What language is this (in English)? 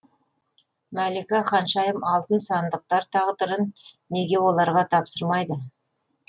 Kazakh